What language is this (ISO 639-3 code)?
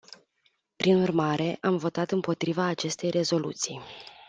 ron